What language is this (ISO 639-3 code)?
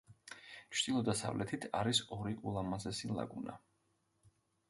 kat